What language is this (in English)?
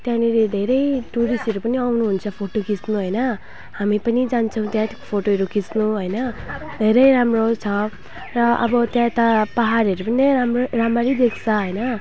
Nepali